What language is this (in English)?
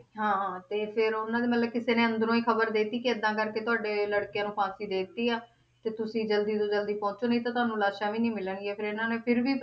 Punjabi